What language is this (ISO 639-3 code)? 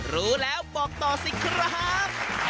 tha